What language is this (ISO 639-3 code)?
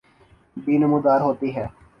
urd